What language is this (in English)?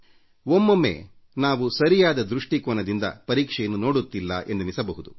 Kannada